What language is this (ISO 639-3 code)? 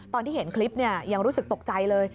tha